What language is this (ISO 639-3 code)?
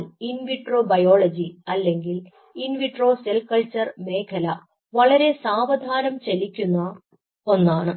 mal